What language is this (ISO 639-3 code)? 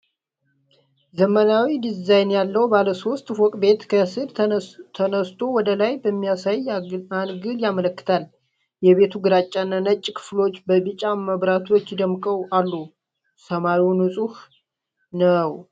amh